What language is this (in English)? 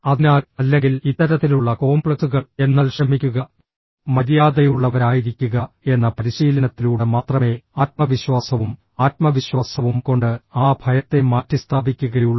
Malayalam